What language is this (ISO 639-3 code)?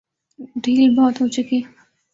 urd